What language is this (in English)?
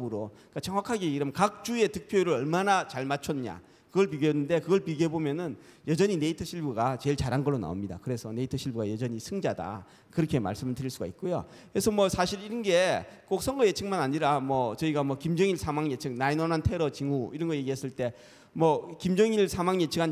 Korean